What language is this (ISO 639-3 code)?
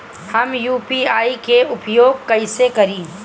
bho